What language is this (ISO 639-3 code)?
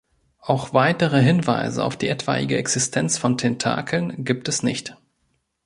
deu